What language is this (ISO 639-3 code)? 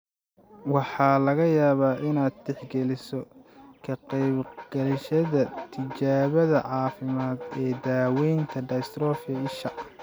som